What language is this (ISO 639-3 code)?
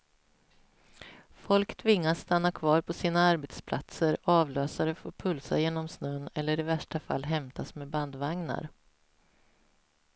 swe